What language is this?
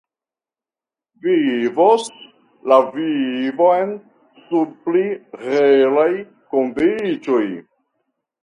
Esperanto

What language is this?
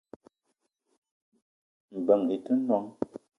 Eton (Cameroon)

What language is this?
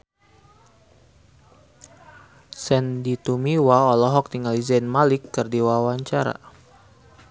Sundanese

